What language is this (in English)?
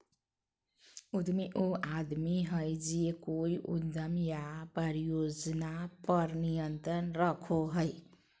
Magahi